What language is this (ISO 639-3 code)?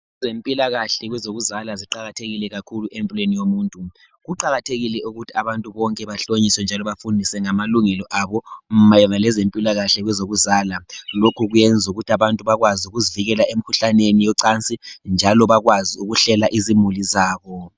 nde